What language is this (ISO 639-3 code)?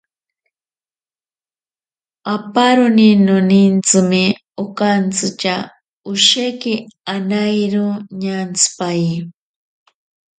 prq